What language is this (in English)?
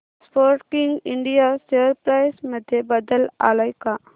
Marathi